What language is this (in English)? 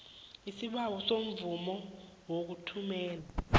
South Ndebele